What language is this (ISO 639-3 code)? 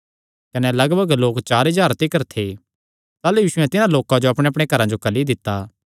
xnr